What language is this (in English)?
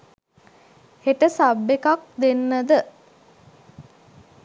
Sinhala